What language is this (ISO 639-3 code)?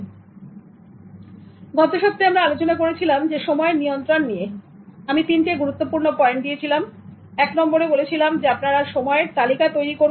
ben